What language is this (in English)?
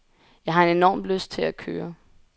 Danish